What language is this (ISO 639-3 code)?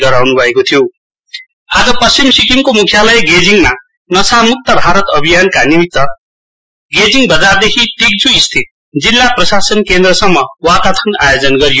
nep